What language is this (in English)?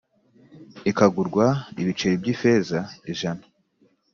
Kinyarwanda